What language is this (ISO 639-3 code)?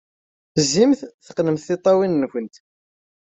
kab